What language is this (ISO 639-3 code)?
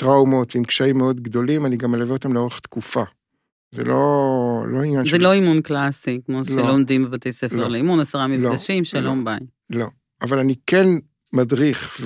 heb